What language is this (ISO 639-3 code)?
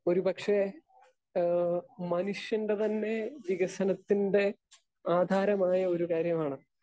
mal